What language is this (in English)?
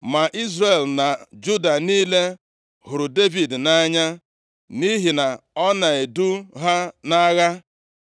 Igbo